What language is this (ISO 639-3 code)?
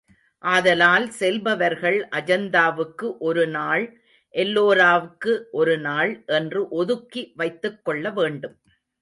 tam